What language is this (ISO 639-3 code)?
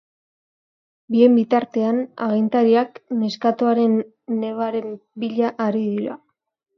eus